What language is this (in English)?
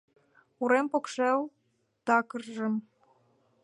Mari